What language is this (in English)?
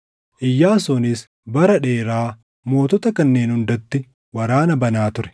Oromo